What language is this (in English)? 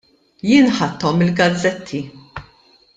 Maltese